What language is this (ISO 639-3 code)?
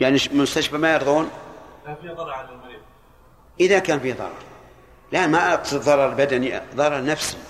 ara